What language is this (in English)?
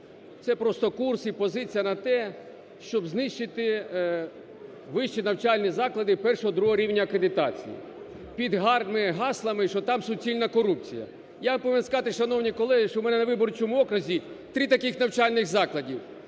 Ukrainian